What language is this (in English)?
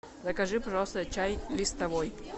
Russian